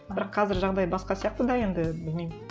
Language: Kazakh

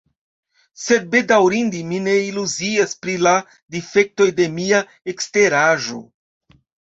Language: Esperanto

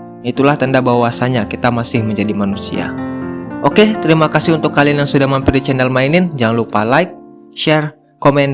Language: Indonesian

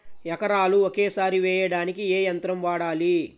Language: Telugu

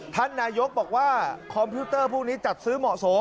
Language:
Thai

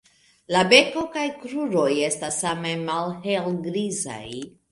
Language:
Esperanto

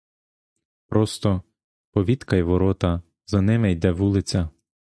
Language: Ukrainian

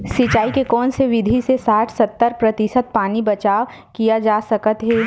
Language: Chhattisgarhi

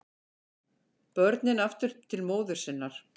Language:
Icelandic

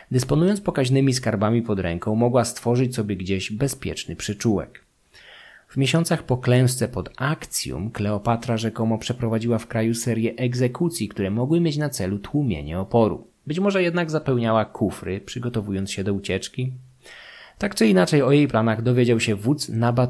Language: Polish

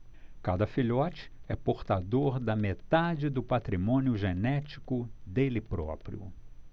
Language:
Portuguese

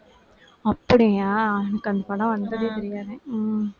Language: Tamil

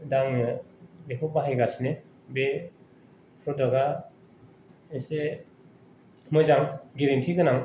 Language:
Bodo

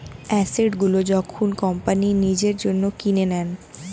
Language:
Bangla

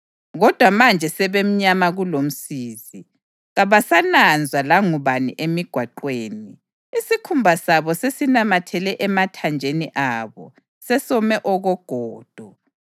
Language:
North Ndebele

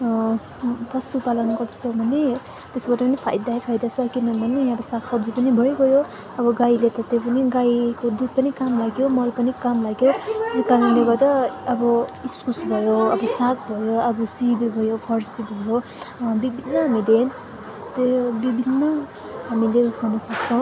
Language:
Nepali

